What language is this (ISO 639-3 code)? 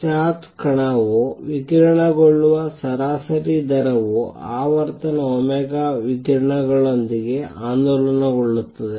kan